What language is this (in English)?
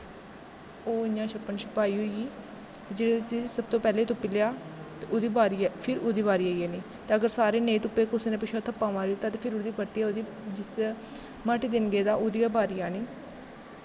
Dogri